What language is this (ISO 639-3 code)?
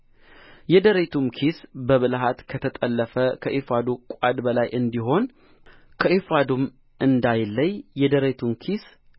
amh